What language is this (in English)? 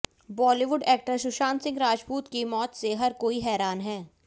Hindi